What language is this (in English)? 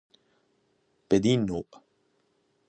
Persian